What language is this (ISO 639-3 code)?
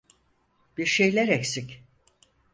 tur